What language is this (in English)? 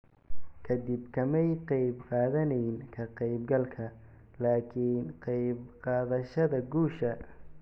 Somali